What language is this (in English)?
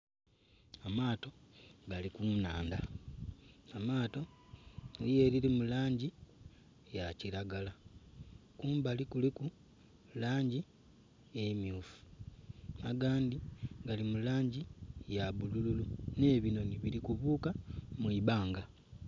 Soga